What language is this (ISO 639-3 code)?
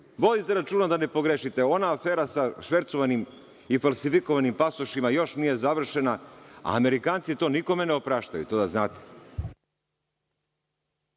srp